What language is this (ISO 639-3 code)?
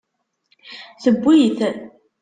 kab